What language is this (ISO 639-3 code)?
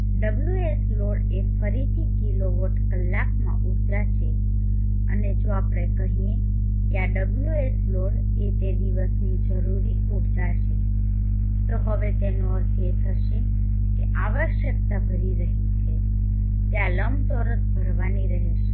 guj